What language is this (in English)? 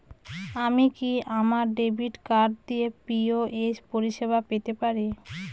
Bangla